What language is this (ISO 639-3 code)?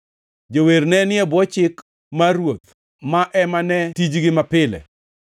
luo